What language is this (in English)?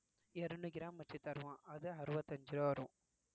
Tamil